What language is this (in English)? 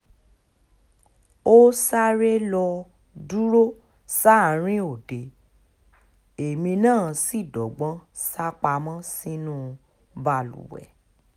Yoruba